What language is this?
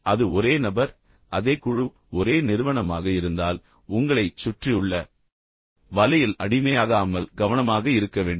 Tamil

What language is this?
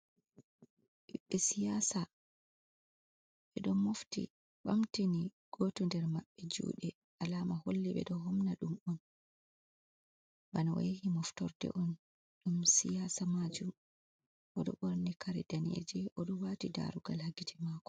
Fula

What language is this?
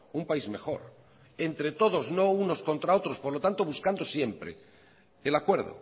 Spanish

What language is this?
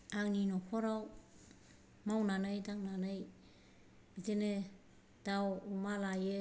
Bodo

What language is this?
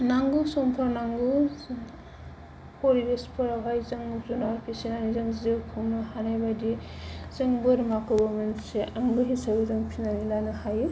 Bodo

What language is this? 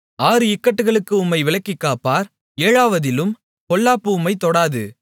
Tamil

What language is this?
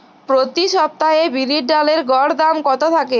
Bangla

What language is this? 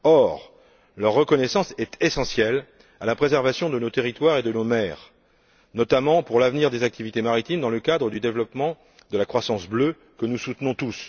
French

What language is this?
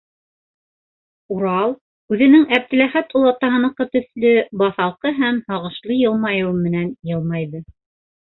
Bashkir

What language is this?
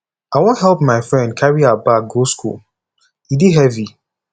Nigerian Pidgin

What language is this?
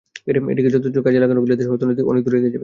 Bangla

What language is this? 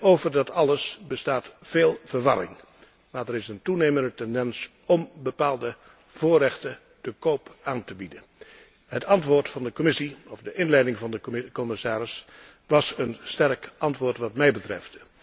Dutch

